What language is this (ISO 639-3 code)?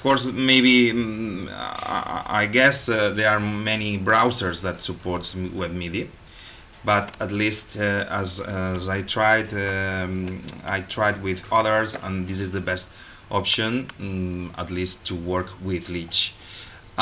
eng